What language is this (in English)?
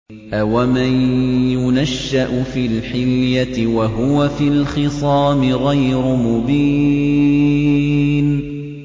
Arabic